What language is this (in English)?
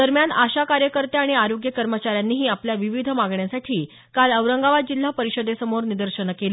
Marathi